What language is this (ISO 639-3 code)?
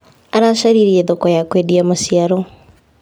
kik